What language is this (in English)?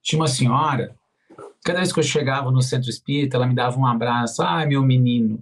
Portuguese